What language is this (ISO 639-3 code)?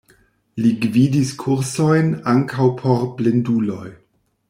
epo